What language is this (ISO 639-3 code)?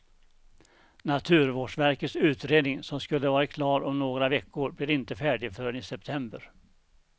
swe